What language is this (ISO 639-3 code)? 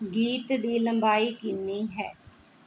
pan